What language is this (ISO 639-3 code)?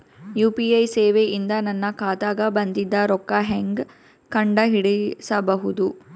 kan